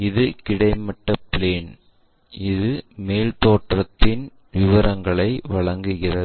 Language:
Tamil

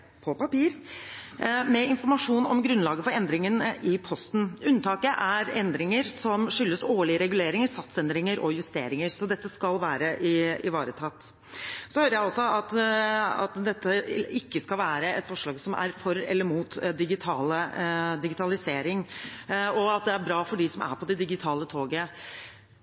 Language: Norwegian Bokmål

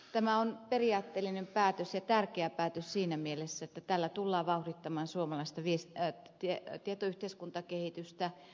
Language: Finnish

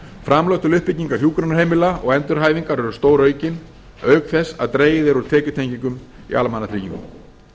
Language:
Icelandic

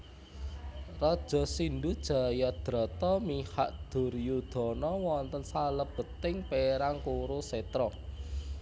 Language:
Javanese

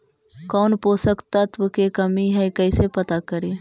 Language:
Magahi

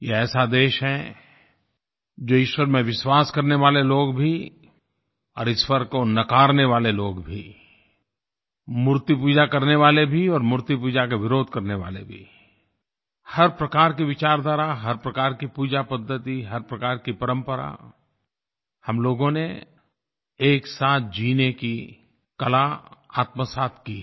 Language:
Hindi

